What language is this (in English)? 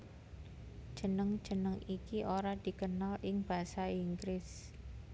Javanese